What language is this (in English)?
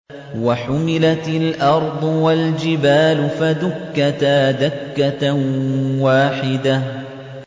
Arabic